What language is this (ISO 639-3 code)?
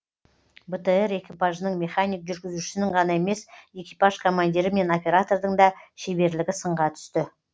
kaz